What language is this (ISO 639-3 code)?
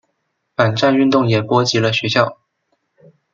zho